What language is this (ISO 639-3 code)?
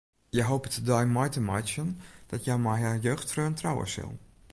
fry